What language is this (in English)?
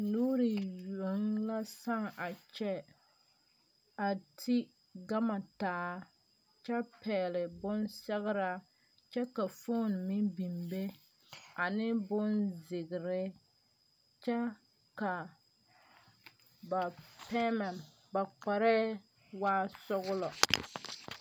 Southern Dagaare